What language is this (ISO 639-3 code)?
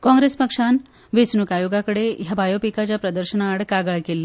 kok